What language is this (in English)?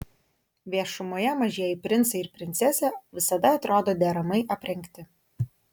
Lithuanian